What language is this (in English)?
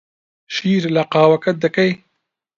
Central Kurdish